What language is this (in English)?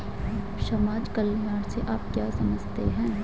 Hindi